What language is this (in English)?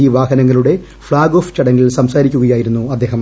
Malayalam